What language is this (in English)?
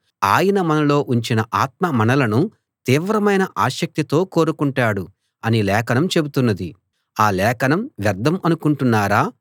Telugu